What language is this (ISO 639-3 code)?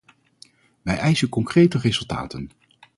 nld